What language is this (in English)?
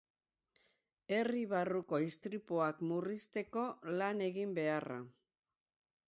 Basque